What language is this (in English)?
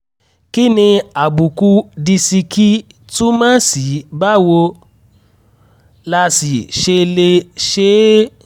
Yoruba